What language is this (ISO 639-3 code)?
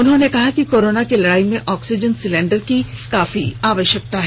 hin